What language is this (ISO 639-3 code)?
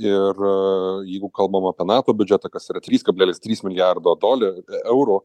lit